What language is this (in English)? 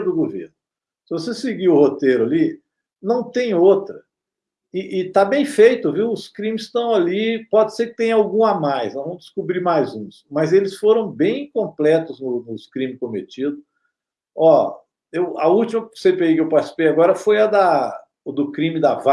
Portuguese